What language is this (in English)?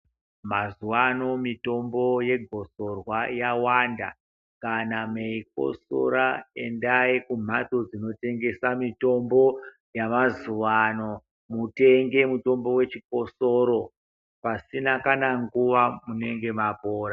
Ndau